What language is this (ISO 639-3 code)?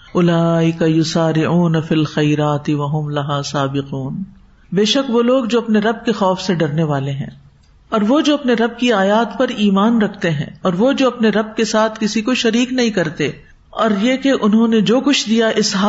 urd